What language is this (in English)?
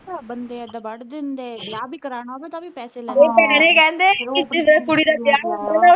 Punjabi